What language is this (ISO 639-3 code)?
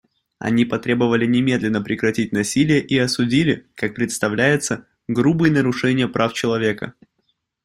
rus